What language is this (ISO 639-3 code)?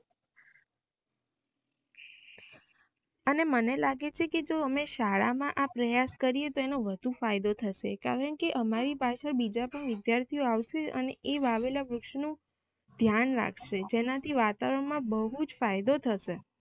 guj